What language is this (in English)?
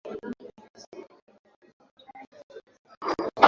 Swahili